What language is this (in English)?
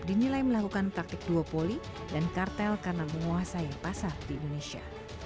Indonesian